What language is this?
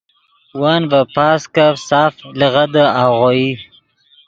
Yidgha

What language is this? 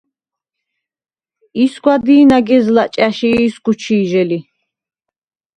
Svan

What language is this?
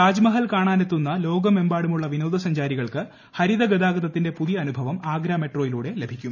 Malayalam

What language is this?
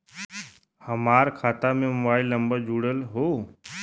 Bhojpuri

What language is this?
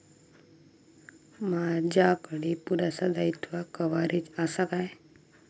Marathi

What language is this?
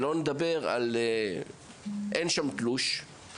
Hebrew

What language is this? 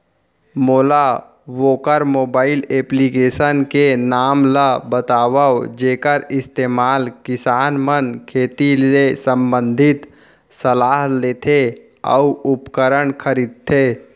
Chhattisgarhi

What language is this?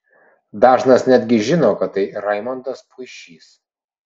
Lithuanian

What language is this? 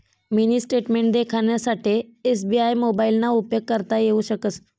Marathi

